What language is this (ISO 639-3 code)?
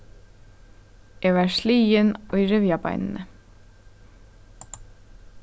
fao